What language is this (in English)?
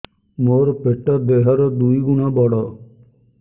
Odia